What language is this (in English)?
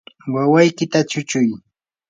Yanahuanca Pasco Quechua